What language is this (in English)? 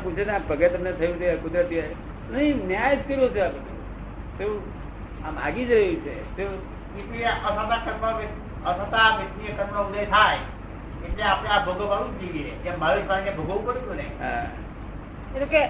Gujarati